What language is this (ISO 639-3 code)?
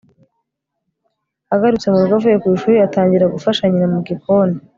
kin